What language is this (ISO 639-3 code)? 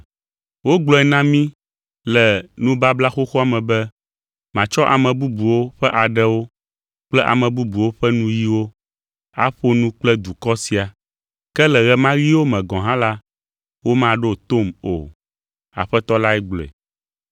ewe